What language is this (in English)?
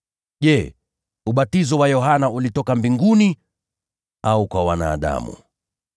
Swahili